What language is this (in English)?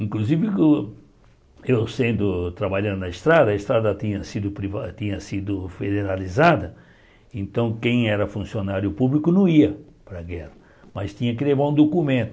Portuguese